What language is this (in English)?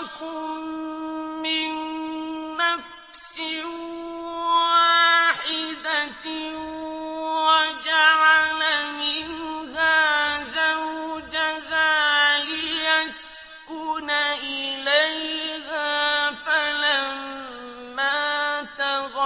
Arabic